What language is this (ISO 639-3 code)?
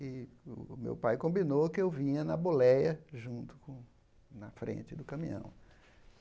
por